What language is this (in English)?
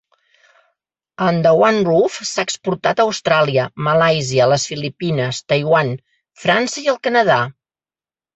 Catalan